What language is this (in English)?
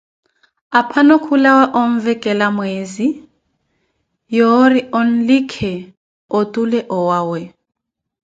Koti